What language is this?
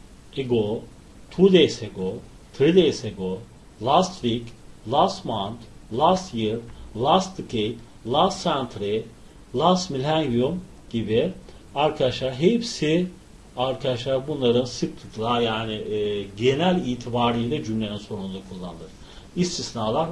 Turkish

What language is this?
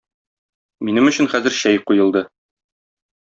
Tatar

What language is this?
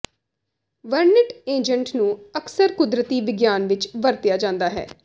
Punjabi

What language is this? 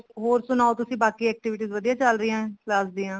Punjabi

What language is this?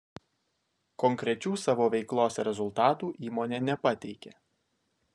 Lithuanian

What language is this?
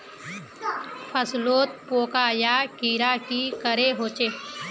Magahi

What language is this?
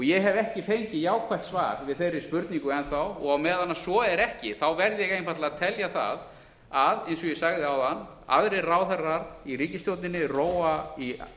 Icelandic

